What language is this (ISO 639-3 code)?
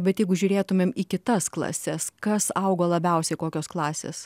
lit